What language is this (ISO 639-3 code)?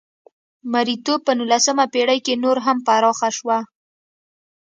pus